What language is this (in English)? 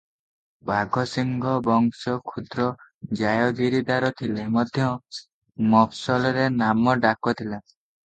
Odia